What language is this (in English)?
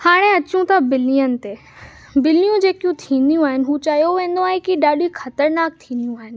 Sindhi